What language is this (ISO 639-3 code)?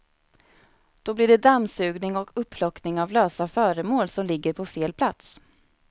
swe